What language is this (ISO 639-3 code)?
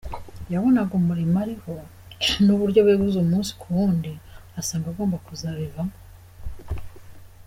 kin